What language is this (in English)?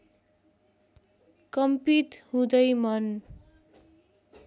Nepali